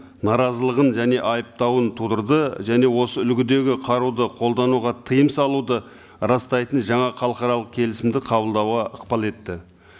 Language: Kazakh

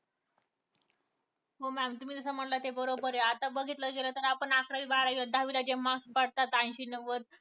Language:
Marathi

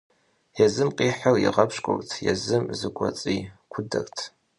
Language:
Kabardian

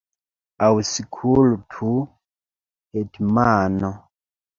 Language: Esperanto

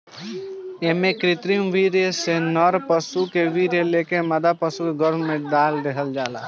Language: Bhojpuri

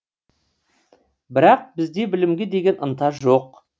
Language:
Kazakh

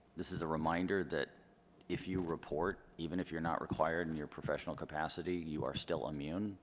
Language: English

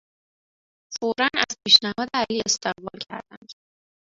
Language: Persian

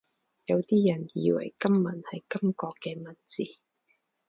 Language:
Cantonese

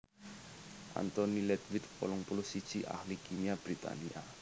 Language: Javanese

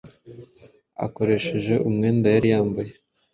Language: Kinyarwanda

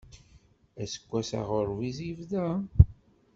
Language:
Kabyle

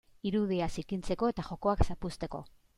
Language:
Basque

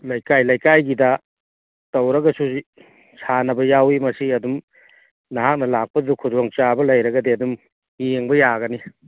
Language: Manipuri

